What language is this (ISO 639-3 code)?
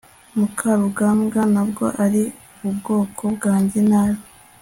kin